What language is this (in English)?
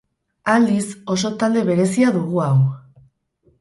Basque